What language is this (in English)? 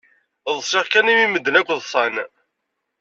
Kabyle